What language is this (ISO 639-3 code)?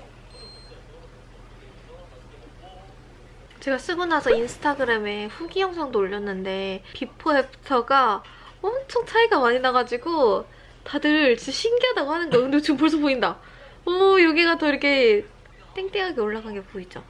kor